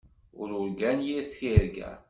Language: Kabyle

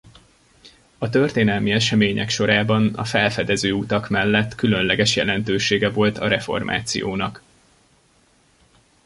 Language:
Hungarian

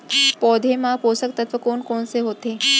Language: Chhattisgarhi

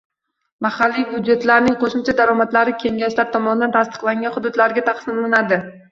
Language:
Uzbek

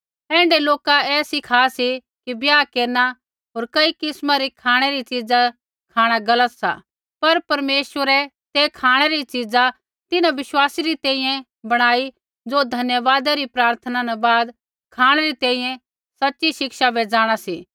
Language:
Kullu Pahari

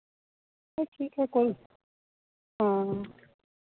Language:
Hindi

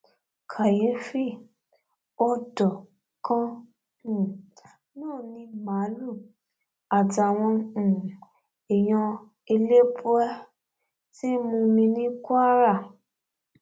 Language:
Yoruba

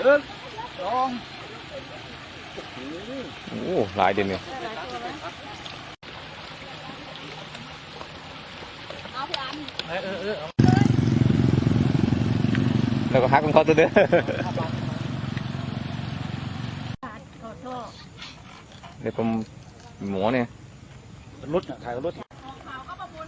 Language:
Thai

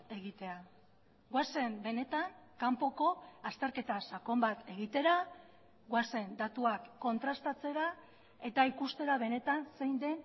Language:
Basque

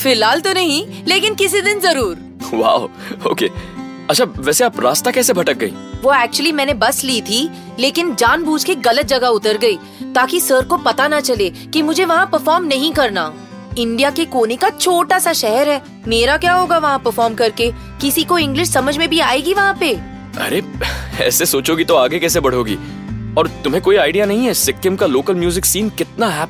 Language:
Hindi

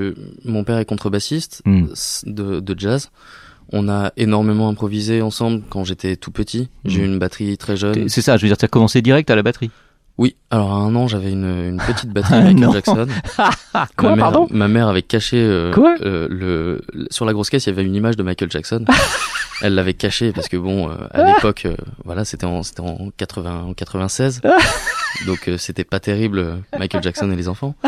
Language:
French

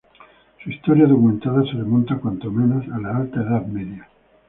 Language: Spanish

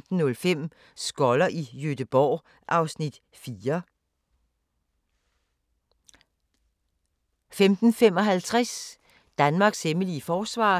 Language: Danish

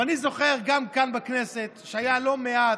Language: Hebrew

